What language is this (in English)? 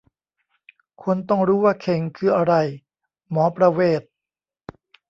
Thai